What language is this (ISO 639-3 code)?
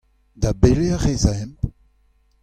bre